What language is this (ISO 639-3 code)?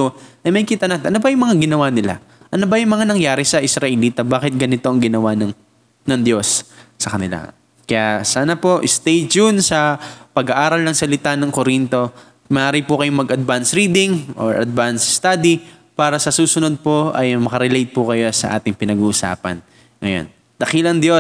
fil